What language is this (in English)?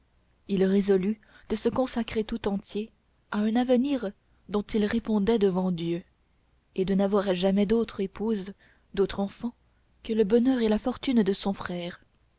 French